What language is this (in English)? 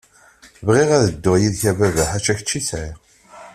Kabyle